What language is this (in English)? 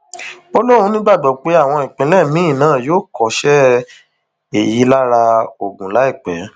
Yoruba